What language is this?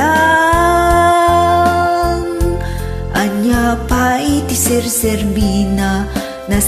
Filipino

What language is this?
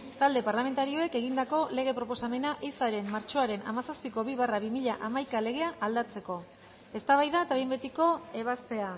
Basque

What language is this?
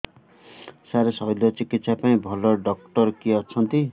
Odia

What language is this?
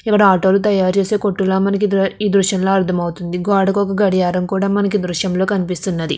Telugu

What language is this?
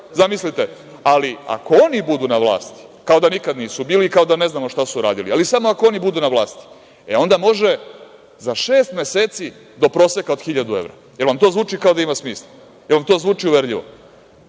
Serbian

